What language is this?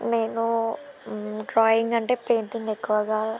Telugu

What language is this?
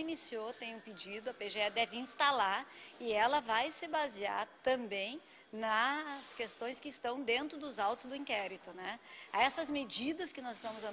Portuguese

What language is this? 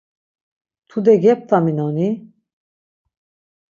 Laz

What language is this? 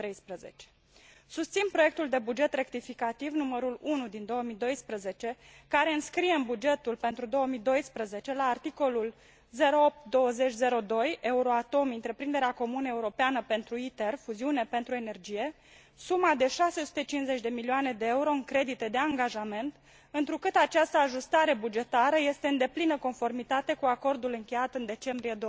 Romanian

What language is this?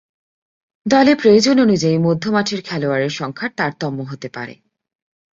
Bangla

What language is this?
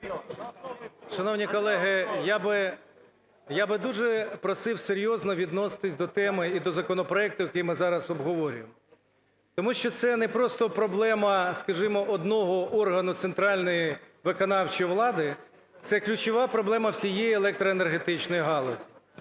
Ukrainian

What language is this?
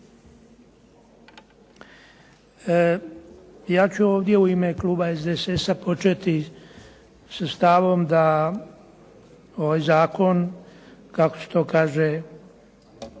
Croatian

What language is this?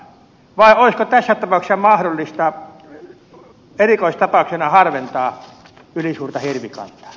Finnish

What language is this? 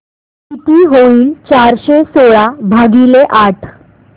Marathi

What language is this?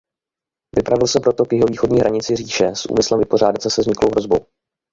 Czech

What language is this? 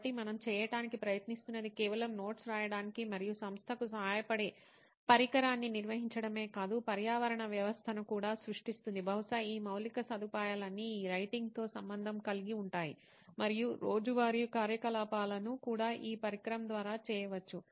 Telugu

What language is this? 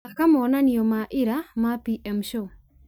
Kikuyu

